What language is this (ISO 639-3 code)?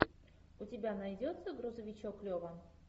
rus